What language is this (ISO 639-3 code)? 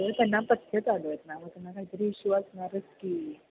mar